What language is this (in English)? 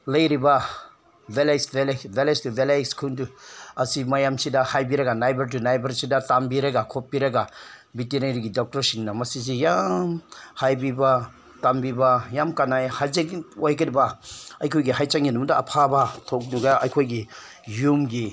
Manipuri